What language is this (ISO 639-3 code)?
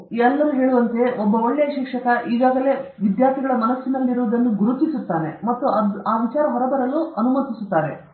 kan